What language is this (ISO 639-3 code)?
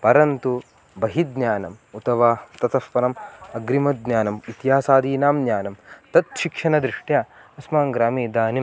san